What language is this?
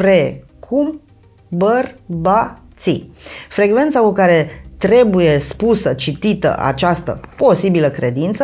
Romanian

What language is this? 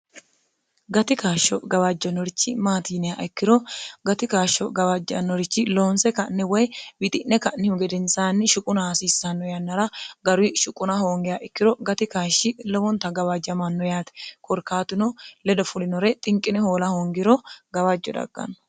Sidamo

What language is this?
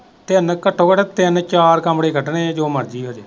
Punjabi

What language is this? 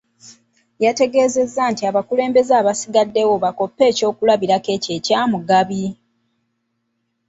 Ganda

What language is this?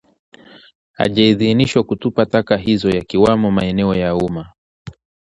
Swahili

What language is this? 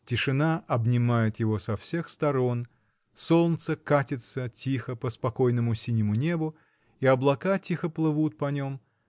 Russian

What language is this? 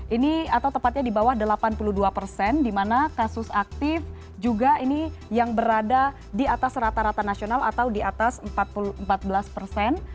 Indonesian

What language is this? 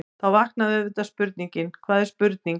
Icelandic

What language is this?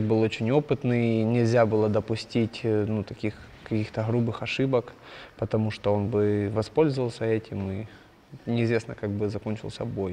Russian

